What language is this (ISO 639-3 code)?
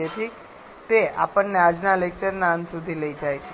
guj